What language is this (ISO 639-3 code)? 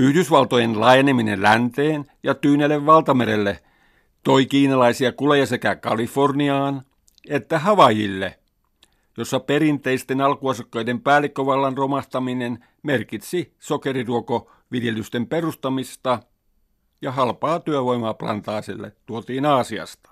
fin